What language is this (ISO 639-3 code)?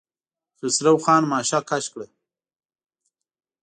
pus